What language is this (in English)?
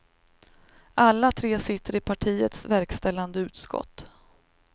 Swedish